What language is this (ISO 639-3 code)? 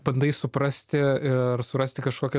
lit